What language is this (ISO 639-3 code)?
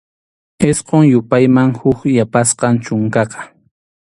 qxu